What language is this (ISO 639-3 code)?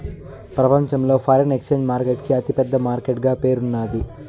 tel